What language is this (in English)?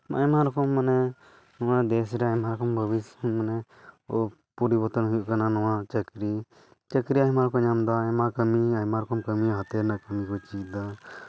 Santali